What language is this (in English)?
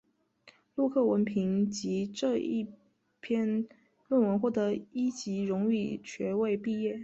Chinese